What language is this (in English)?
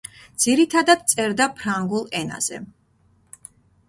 Georgian